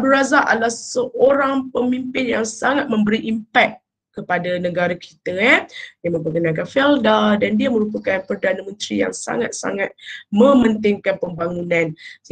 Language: Malay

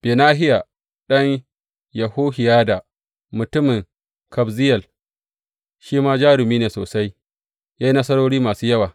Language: Hausa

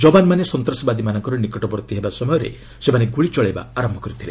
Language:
Odia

